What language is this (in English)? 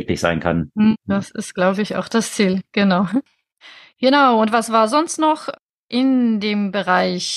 German